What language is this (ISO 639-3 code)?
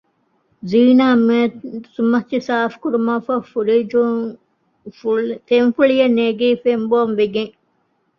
div